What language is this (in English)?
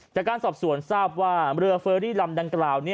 Thai